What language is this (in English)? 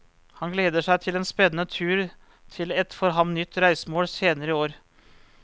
Norwegian